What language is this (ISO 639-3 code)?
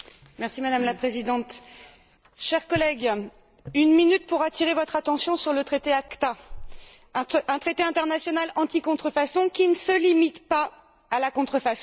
fra